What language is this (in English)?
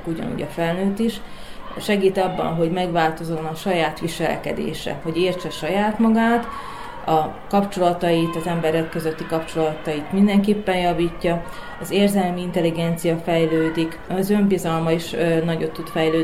Hungarian